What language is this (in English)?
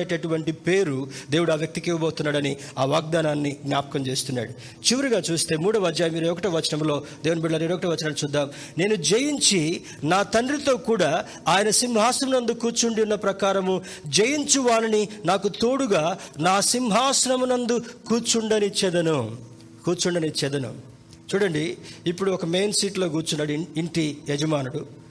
Telugu